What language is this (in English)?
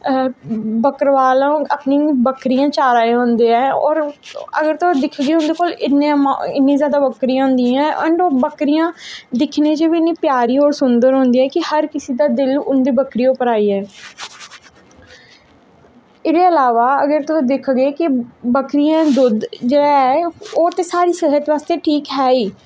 Dogri